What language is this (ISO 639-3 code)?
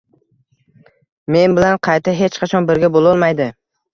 uzb